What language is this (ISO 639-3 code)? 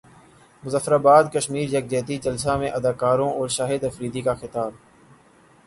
urd